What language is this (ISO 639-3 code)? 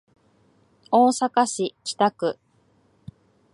jpn